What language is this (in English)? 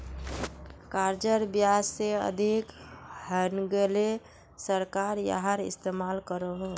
Magahi